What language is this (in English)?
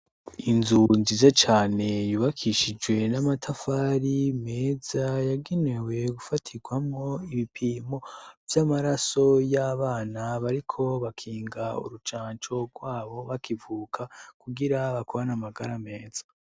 Rundi